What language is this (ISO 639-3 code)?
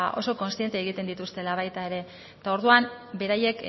eus